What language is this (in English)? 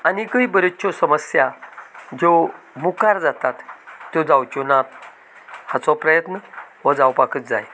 Konkani